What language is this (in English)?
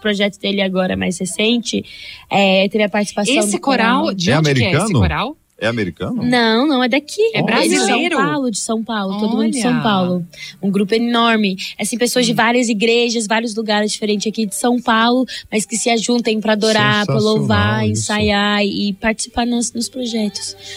Portuguese